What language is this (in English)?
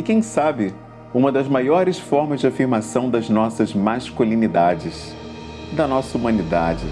Portuguese